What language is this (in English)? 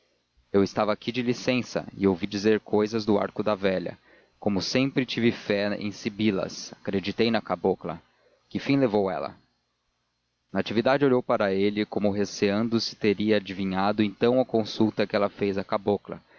Portuguese